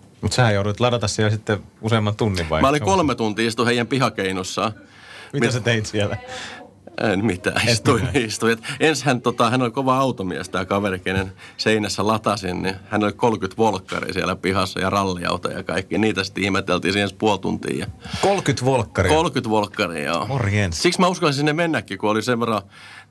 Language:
Finnish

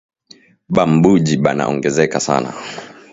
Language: Swahili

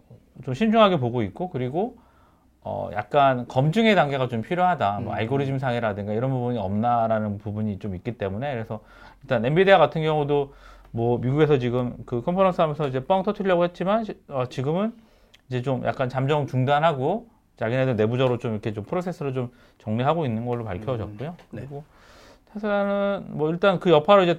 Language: Korean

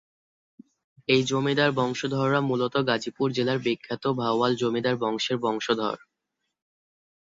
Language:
Bangla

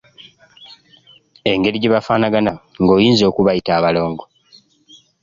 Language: Ganda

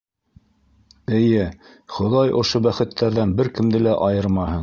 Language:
Bashkir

